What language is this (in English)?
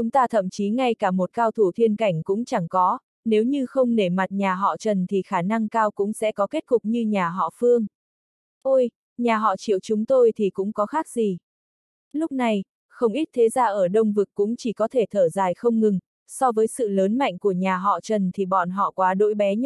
Vietnamese